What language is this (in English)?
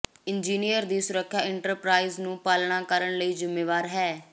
Punjabi